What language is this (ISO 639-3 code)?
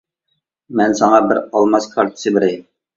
uig